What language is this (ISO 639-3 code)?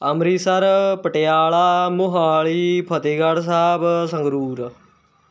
pan